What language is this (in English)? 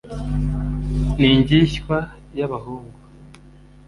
Kinyarwanda